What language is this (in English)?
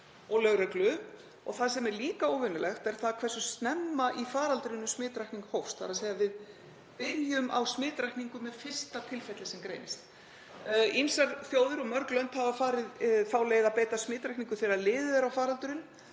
Icelandic